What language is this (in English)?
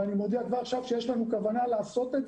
Hebrew